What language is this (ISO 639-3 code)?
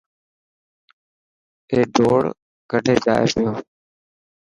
mki